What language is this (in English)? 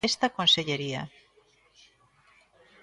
Galician